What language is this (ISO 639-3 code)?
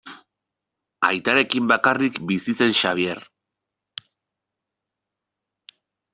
eus